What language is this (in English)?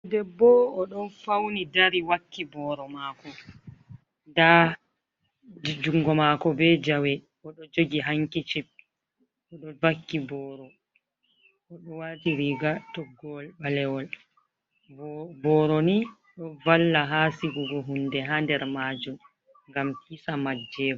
Fula